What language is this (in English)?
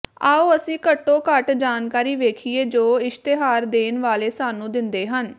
Punjabi